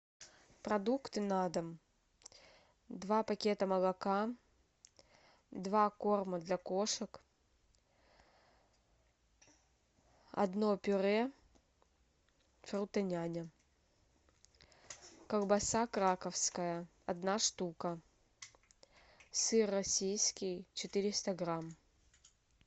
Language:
Russian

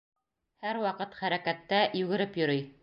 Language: Bashkir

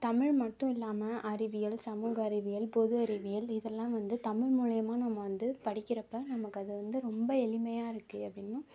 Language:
Tamil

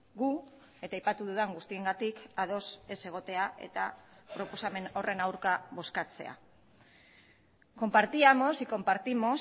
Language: Basque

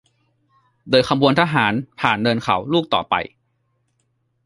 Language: Thai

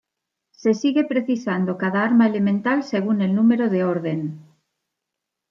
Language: Spanish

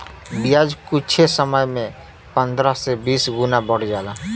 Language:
Bhojpuri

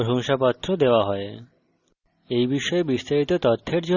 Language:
Bangla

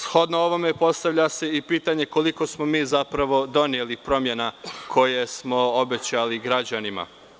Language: Serbian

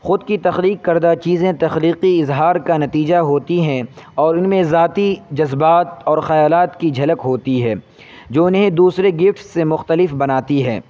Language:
Urdu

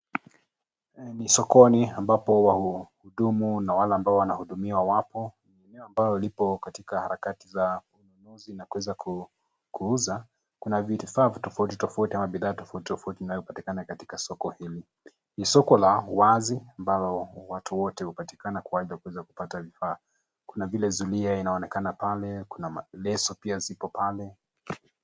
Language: Swahili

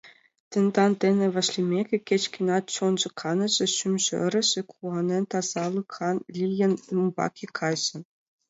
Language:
Mari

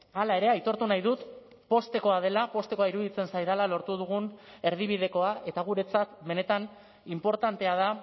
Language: Basque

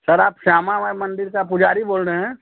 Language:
Hindi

